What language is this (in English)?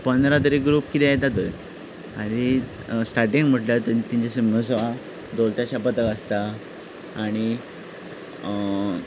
Konkani